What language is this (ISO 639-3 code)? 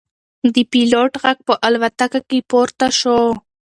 pus